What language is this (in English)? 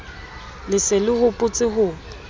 Southern Sotho